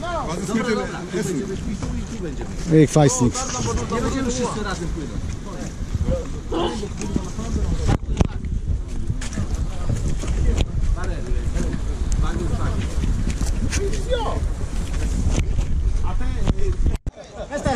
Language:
Polish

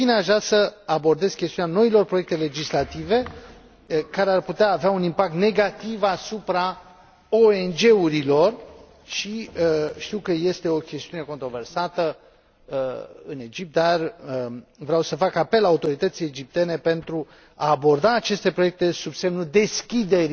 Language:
Romanian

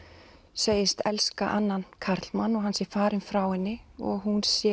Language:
Icelandic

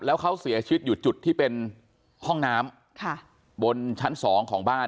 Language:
Thai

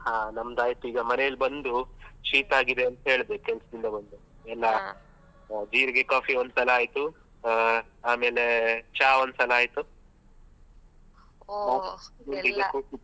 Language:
Kannada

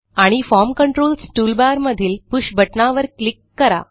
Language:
Marathi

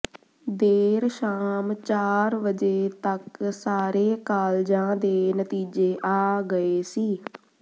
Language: Punjabi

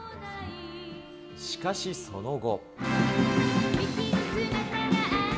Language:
Japanese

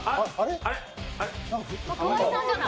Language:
Japanese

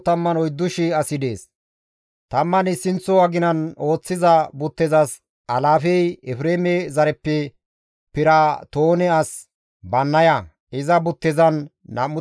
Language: Gamo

